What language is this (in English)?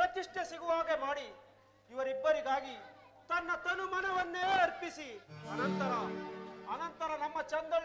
Arabic